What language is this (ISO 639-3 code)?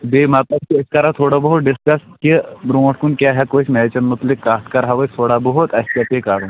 kas